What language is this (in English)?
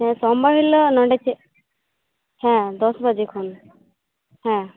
Santali